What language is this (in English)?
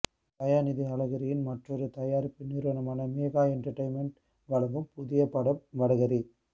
Tamil